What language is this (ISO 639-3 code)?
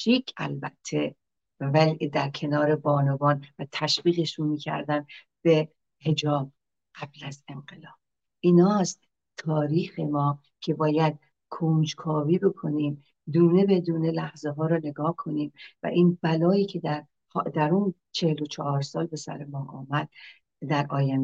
fas